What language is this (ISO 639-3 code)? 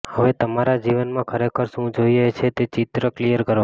guj